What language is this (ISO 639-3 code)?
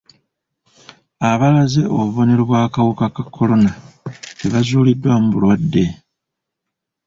lug